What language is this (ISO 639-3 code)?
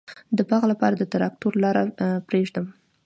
pus